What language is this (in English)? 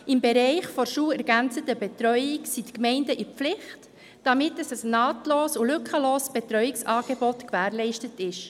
Swiss German